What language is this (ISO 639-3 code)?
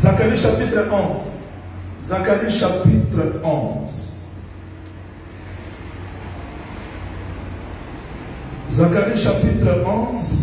fra